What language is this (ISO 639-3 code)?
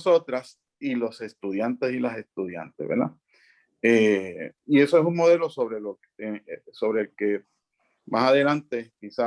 spa